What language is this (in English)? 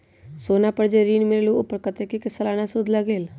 Magahi